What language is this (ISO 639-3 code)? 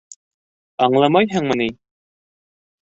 bak